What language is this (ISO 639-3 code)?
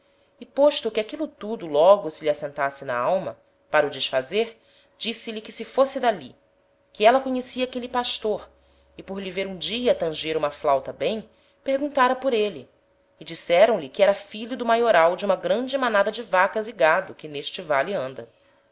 por